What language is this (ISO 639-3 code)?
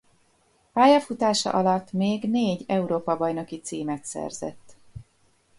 hun